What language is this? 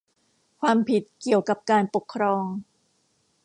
Thai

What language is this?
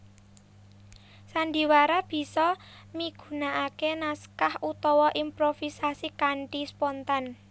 Javanese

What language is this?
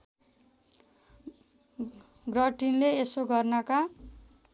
Nepali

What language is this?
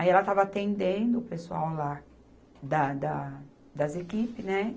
Portuguese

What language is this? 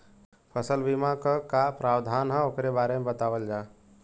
Bhojpuri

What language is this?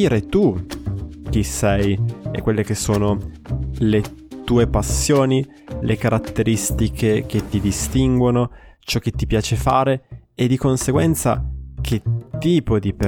Italian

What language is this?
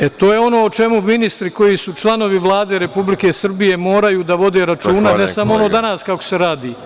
Serbian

